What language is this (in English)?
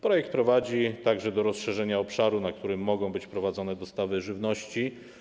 Polish